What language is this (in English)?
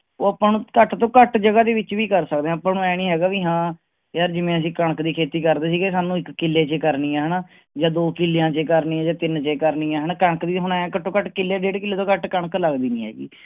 Punjabi